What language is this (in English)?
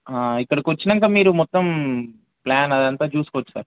Telugu